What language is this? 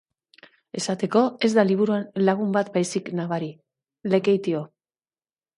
Basque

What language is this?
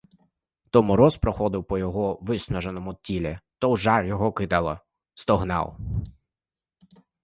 Ukrainian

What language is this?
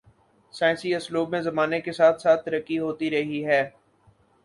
Urdu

